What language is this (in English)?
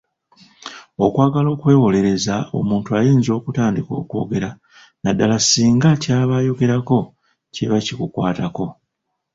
Ganda